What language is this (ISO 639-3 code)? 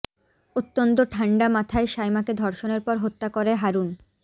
ben